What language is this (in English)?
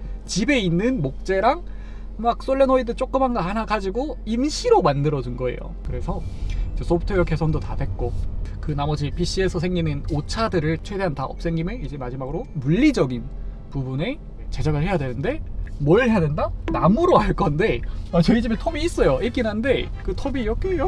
Korean